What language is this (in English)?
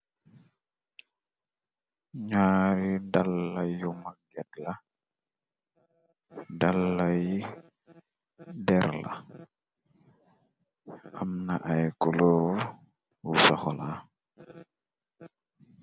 Wolof